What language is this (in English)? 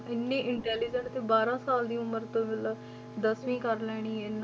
Punjabi